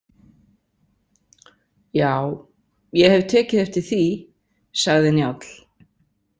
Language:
Icelandic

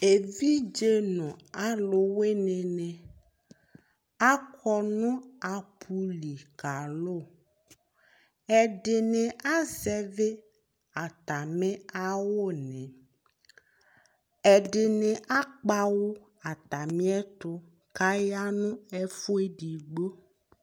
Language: Ikposo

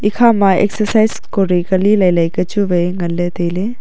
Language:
Wancho Naga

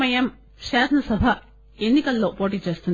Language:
Telugu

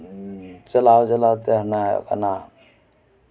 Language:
Santali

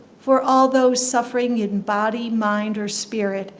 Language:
English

